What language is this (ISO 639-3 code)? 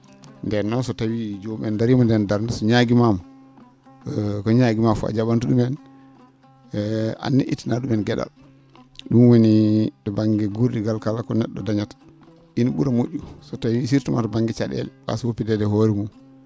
ful